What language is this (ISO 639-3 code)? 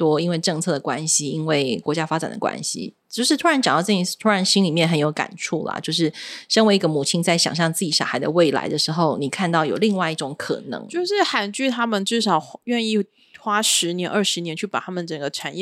zho